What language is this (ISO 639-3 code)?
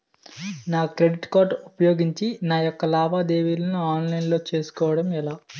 tel